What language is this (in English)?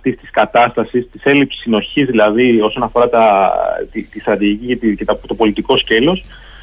Greek